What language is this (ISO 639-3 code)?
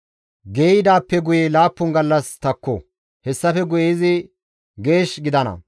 gmv